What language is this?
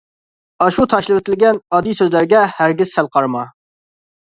Uyghur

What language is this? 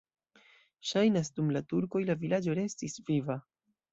Esperanto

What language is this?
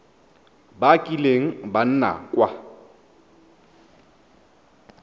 Tswana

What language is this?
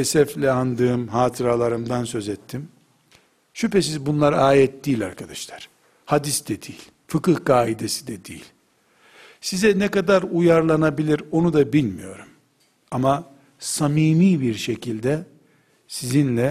Turkish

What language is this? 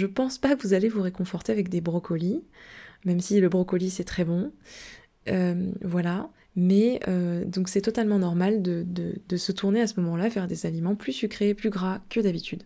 French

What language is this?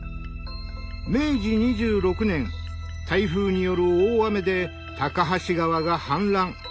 Japanese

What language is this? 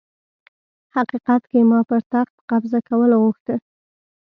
Pashto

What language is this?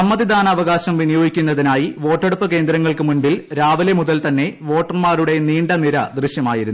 Malayalam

